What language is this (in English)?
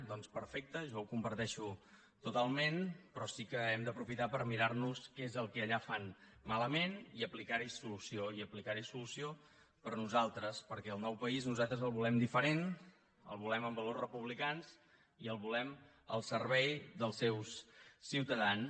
Catalan